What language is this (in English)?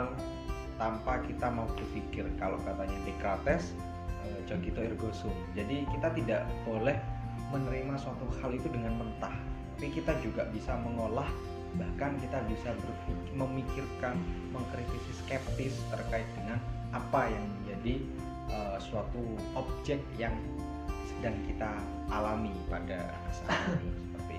Indonesian